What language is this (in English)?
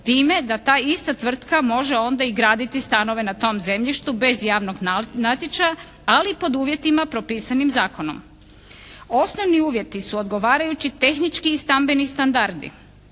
Croatian